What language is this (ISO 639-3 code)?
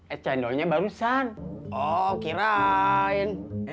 ind